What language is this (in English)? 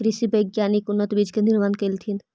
Magahi